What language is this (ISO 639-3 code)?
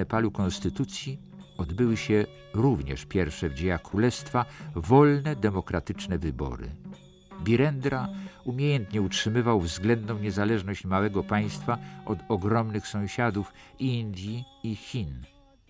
pol